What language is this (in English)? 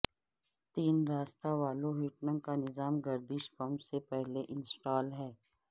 Urdu